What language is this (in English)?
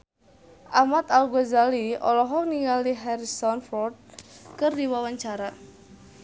Sundanese